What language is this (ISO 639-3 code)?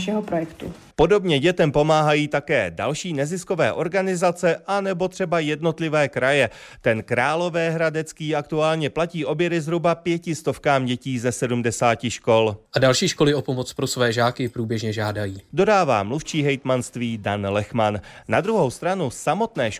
ces